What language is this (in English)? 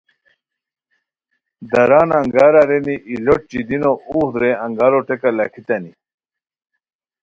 Khowar